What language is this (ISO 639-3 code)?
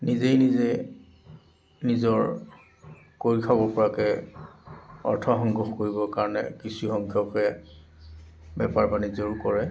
asm